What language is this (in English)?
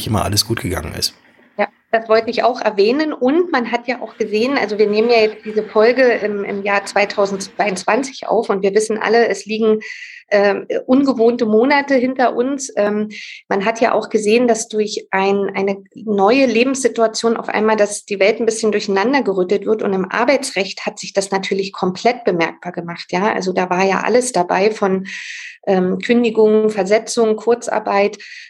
German